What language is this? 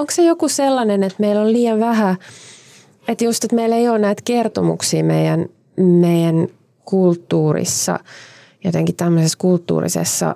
Finnish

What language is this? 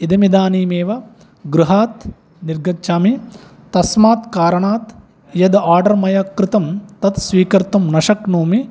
Sanskrit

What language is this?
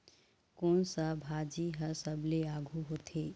Chhattisgarhi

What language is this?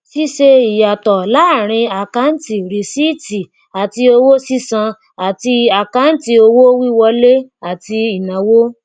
Yoruba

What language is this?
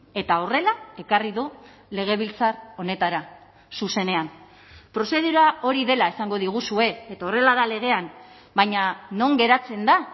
Basque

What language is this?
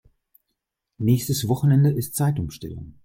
German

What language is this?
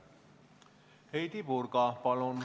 Estonian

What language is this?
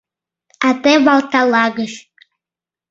Mari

